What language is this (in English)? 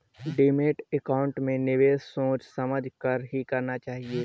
Hindi